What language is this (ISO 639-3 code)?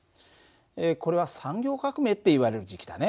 jpn